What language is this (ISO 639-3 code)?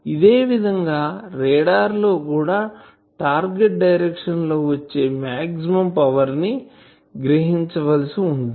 tel